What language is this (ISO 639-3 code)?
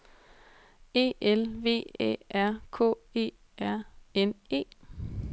dan